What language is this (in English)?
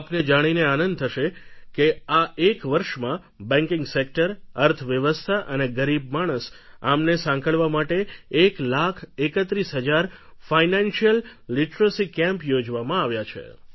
Gujarati